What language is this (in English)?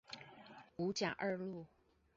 Chinese